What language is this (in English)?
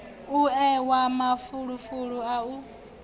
Venda